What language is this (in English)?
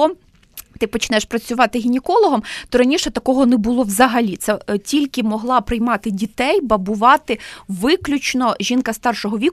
Ukrainian